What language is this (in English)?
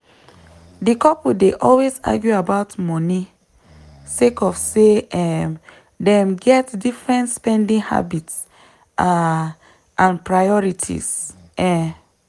Nigerian Pidgin